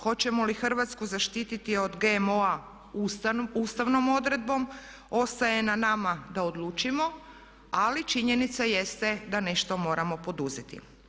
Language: Croatian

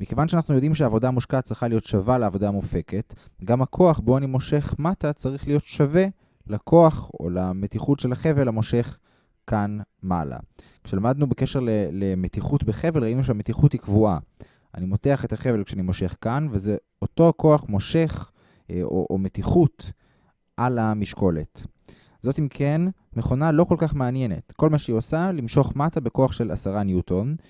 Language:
Hebrew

